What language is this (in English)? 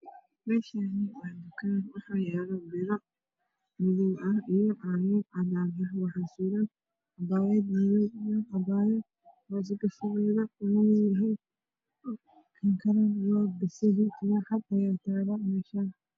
Somali